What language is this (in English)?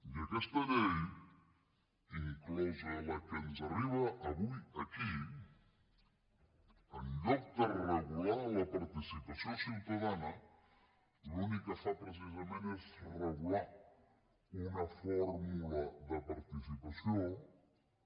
Catalan